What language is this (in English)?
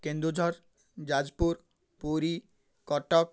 Odia